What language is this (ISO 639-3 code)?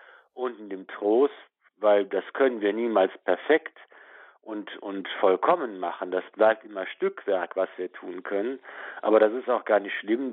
deu